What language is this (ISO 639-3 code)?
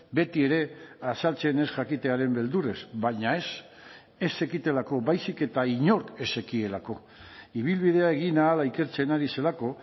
eus